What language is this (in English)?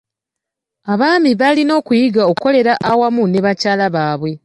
Ganda